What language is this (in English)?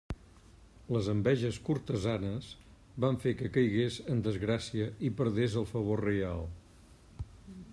Catalan